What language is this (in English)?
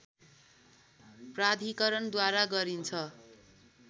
Nepali